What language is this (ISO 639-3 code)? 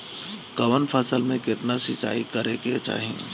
bho